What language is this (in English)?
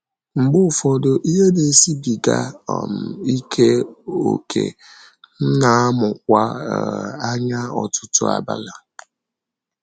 Igbo